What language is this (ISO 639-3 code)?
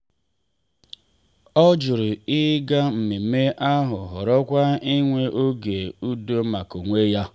ibo